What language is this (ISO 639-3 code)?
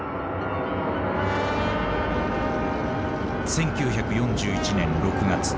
jpn